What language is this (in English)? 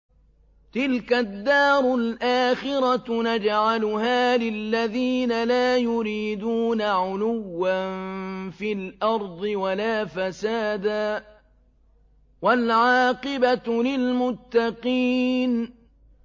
Arabic